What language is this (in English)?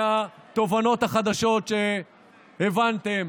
Hebrew